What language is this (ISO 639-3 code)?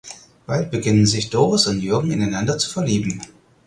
deu